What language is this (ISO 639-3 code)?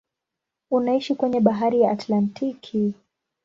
swa